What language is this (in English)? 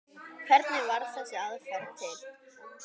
Icelandic